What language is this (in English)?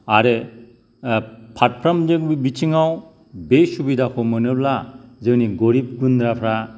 Bodo